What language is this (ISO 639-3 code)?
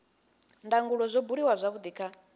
ven